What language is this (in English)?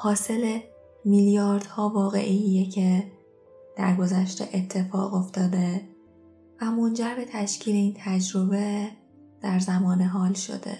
Persian